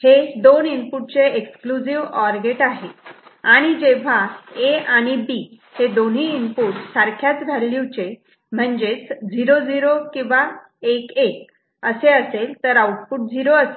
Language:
Marathi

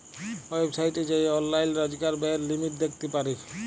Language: Bangla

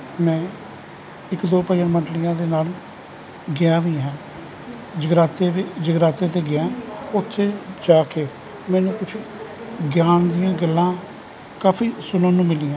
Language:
Punjabi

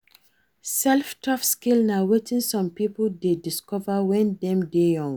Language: Nigerian Pidgin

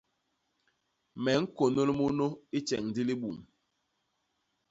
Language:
Basaa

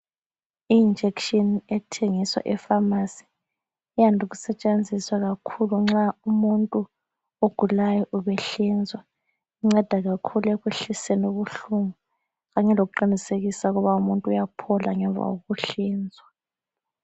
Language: North Ndebele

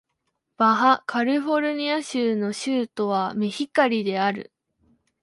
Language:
Japanese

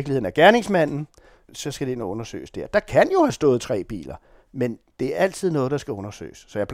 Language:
Danish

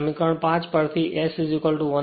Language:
Gujarati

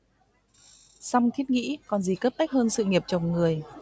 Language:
Vietnamese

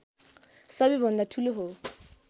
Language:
Nepali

